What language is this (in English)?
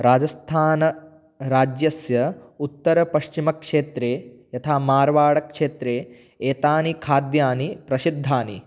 Sanskrit